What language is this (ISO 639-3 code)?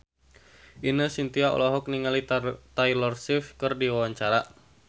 sun